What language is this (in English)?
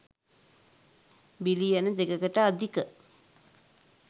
Sinhala